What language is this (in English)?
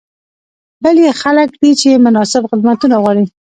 Pashto